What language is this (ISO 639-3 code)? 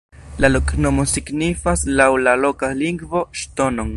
epo